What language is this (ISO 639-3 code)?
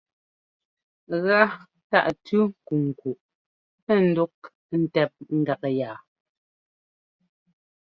jgo